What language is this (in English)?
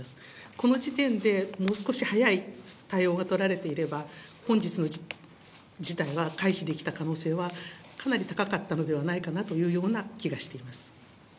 Japanese